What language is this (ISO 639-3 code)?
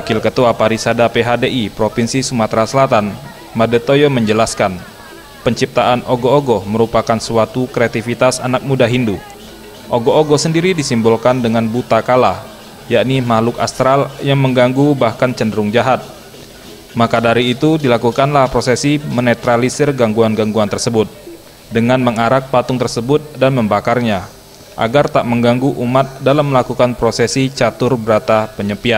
ind